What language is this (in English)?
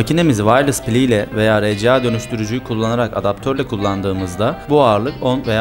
Turkish